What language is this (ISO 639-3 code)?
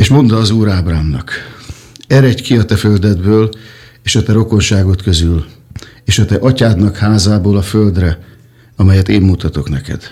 hun